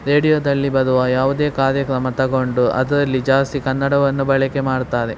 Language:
Kannada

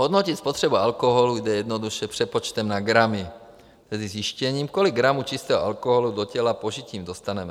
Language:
Czech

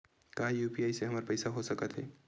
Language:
Chhattisgarhi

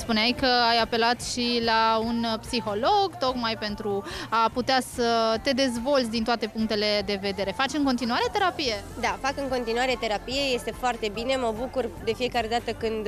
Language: Romanian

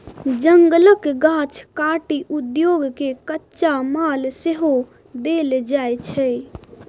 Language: Maithili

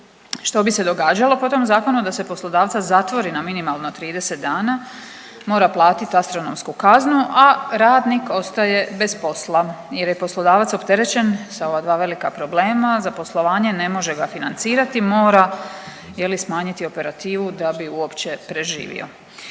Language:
Croatian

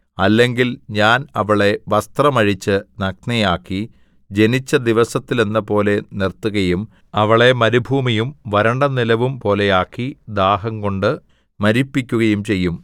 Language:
Malayalam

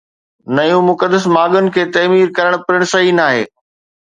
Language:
Sindhi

